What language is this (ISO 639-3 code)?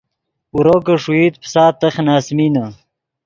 ydg